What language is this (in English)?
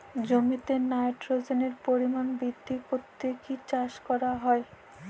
Bangla